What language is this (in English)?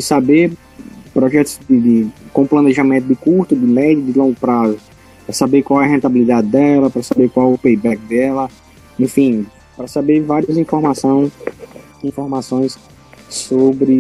Portuguese